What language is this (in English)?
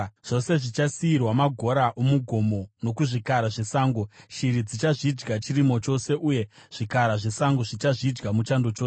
Shona